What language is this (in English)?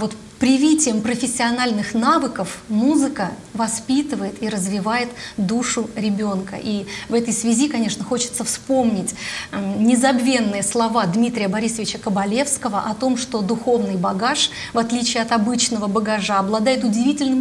Russian